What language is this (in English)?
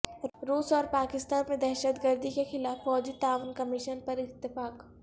Urdu